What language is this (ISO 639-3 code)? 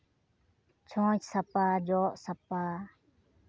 sat